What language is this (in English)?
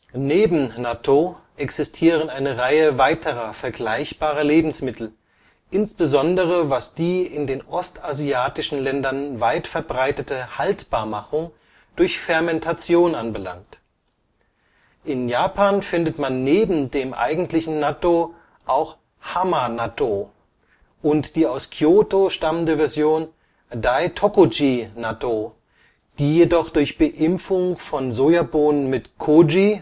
German